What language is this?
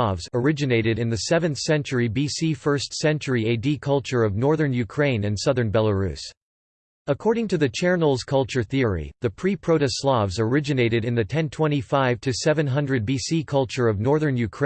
English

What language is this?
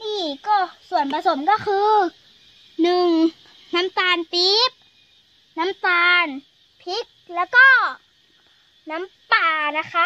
Thai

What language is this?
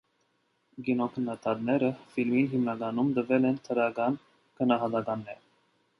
Armenian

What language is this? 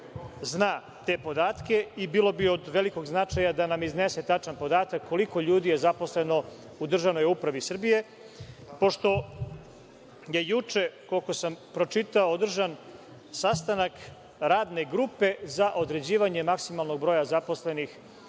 Serbian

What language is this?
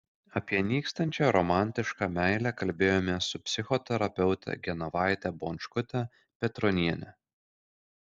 Lithuanian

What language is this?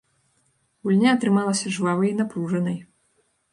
Belarusian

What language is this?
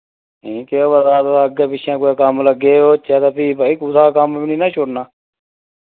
Dogri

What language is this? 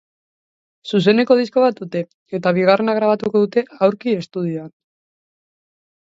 Basque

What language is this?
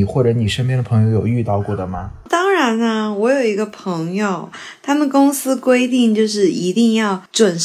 Chinese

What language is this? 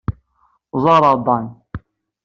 Kabyle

